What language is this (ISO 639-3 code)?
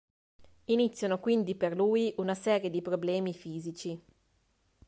ita